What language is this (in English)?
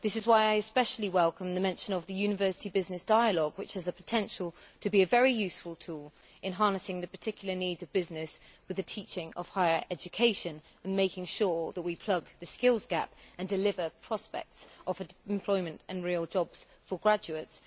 English